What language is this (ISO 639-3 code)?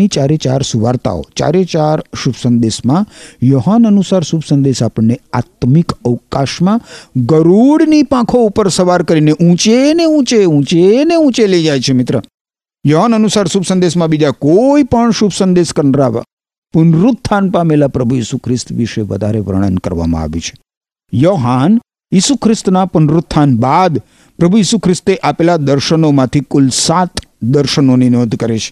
guj